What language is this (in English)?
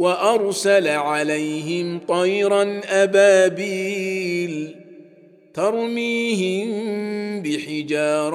Arabic